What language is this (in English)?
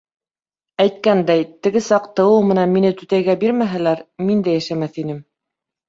Bashkir